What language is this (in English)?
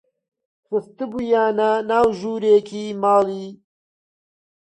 Central Kurdish